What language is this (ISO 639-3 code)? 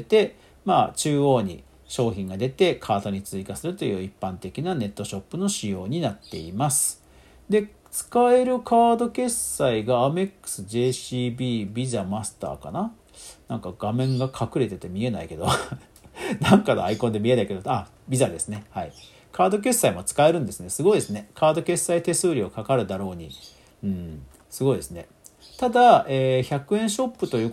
jpn